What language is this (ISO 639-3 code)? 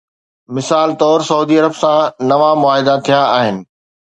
snd